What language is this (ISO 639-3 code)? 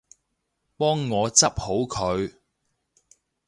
yue